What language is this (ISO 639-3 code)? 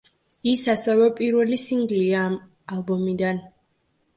kat